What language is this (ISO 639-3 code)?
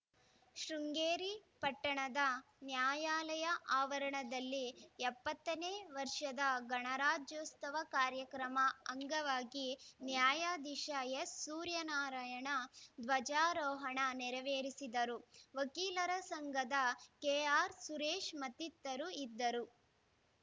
kan